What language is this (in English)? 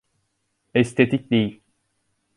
Turkish